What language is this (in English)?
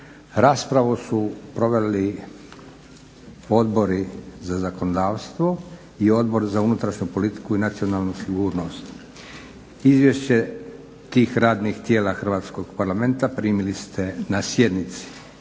Croatian